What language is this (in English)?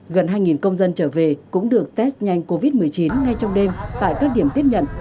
Vietnamese